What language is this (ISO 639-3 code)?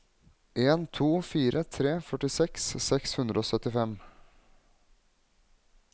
nor